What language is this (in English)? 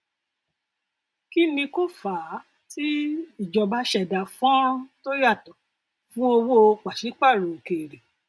Yoruba